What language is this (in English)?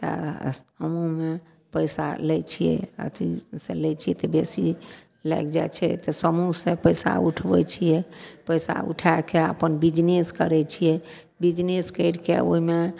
Maithili